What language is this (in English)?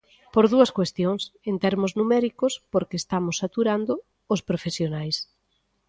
Galician